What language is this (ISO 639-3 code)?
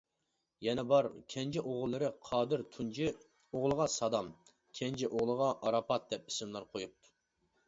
uig